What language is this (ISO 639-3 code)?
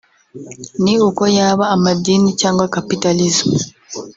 kin